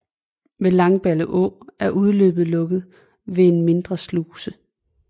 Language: Danish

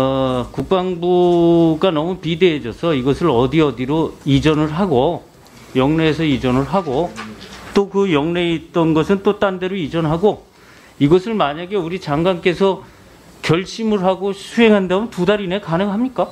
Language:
Korean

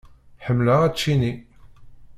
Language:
Kabyle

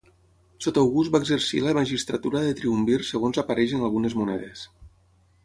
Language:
Catalan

